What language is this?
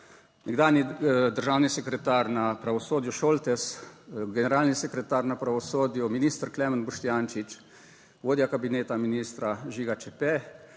Slovenian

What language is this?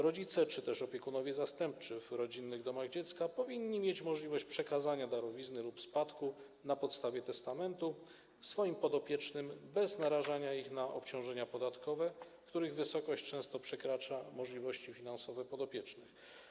Polish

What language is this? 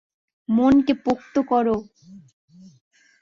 Bangla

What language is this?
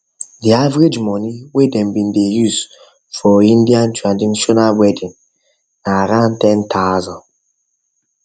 Nigerian Pidgin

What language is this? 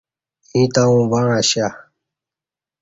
Kati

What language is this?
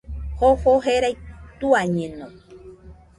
Nüpode Huitoto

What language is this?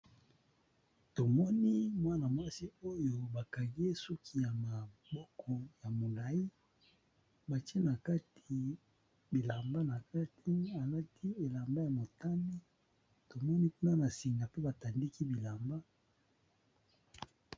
Lingala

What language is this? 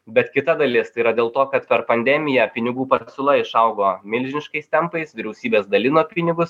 Lithuanian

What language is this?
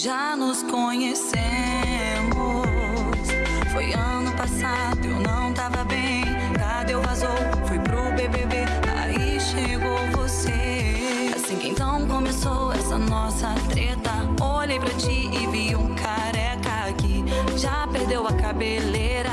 Portuguese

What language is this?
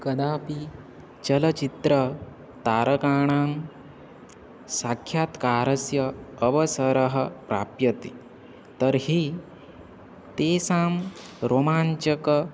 Sanskrit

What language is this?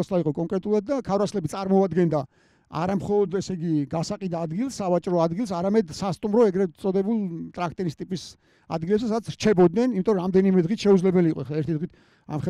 Romanian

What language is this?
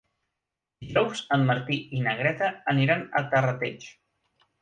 Catalan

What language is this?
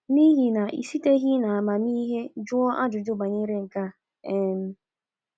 Igbo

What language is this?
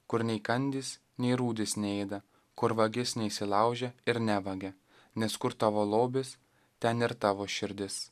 Lithuanian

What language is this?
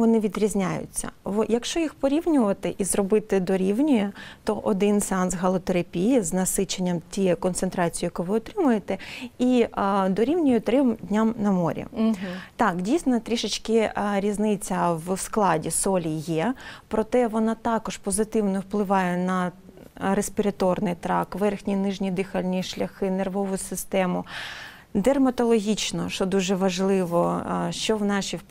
Ukrainian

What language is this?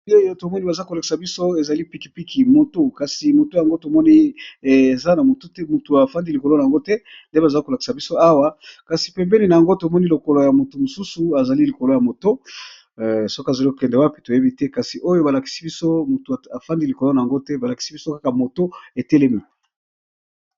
Lingala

